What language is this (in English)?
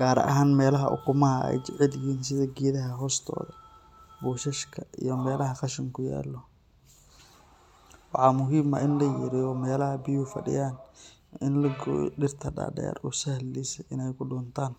Somali